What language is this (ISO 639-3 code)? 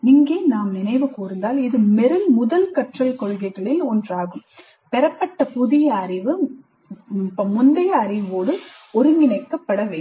tam